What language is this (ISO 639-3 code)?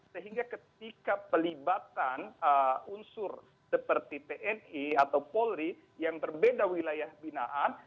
ind